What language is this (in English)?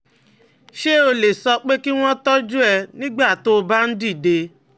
Yoruba